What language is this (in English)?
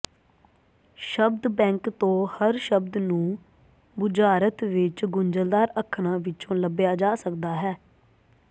Punjabi